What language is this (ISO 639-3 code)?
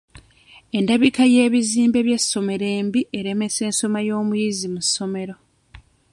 lug